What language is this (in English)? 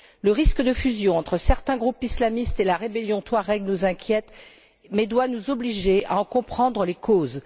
French